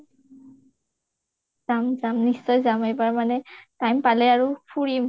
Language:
Assamese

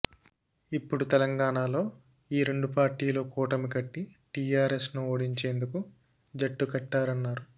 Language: Telugu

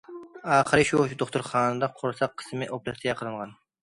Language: Uyghur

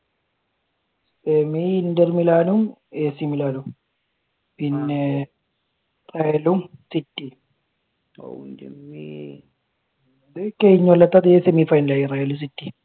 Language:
Malayalam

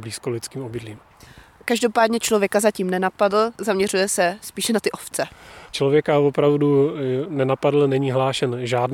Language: Czech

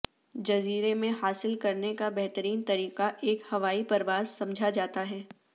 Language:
Urdu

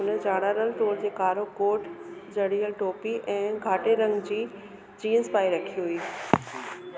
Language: Sindhi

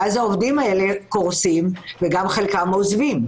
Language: Hebrew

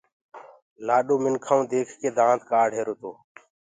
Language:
Gurgula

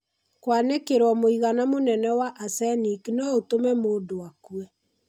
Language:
Kikuyu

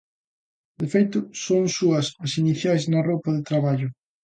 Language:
Galician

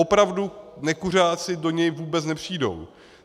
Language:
Czech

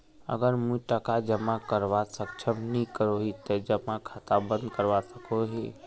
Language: Magahi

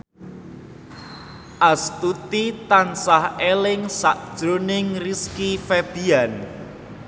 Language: Javanese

